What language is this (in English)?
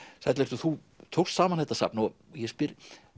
Icelandic